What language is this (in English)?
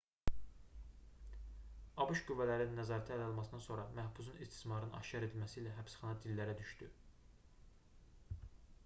Azerbaijani